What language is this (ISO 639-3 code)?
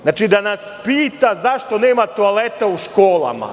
srp